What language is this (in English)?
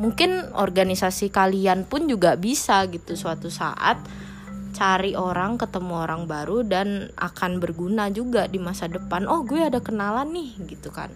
Indonesian